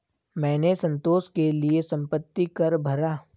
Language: Hindi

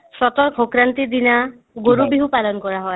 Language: Assamese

